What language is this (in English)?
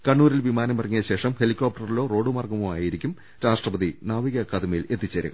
Malayalam